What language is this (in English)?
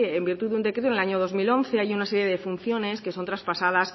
Spanish